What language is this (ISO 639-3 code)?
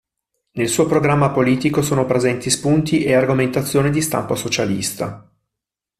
ita